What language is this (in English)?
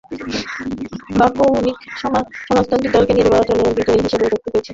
Bangla